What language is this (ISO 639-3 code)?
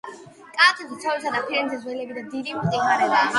kat